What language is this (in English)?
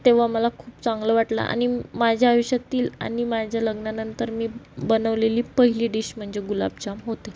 Marathi